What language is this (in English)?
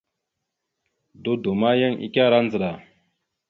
Mada (Cameroon)